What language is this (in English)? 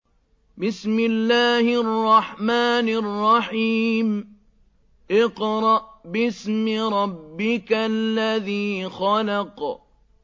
Arabic